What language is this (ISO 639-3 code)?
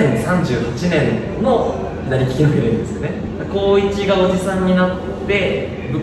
jpn